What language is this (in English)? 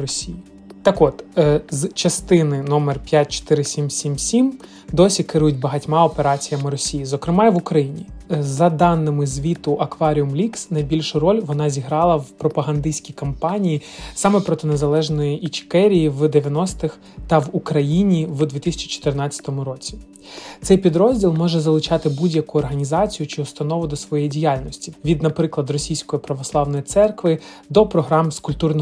Ukrainian